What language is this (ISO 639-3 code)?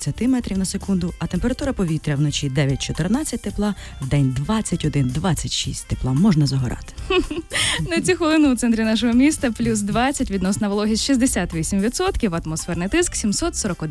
ukr